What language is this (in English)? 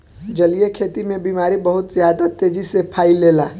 Bhojpuri